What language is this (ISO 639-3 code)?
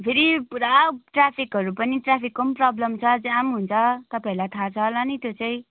nep